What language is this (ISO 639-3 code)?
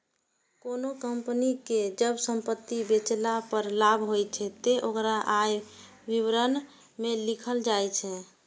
mai